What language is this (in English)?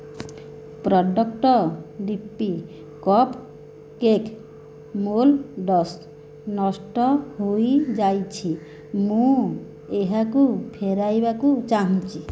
Odia